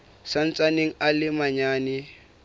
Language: Southern Sotho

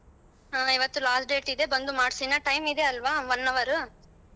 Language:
Kannada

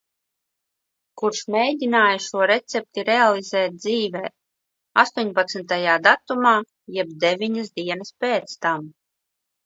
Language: Latvian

